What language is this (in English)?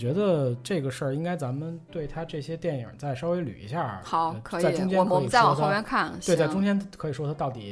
Chinese